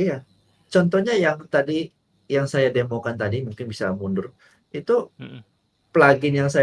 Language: Indonesian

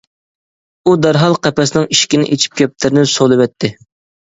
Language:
Uyghur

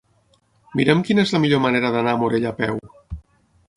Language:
Catalan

